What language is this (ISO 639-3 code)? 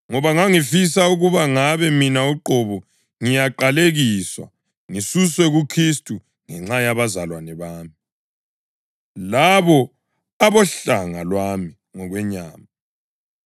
nde